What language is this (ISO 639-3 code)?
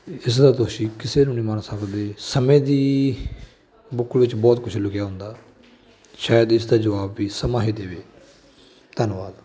pan